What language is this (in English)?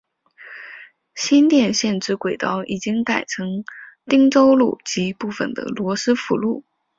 Chinese